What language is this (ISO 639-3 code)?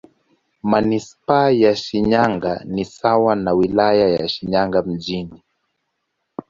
swa